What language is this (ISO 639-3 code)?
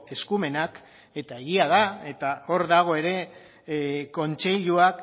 eus